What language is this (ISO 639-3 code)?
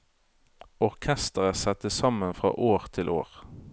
nor